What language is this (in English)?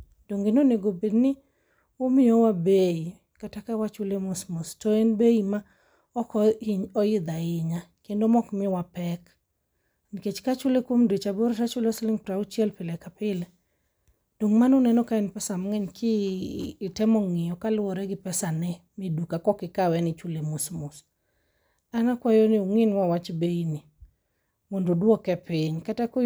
Luo (Kenya and Tanzania)